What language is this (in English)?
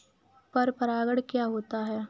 Hindi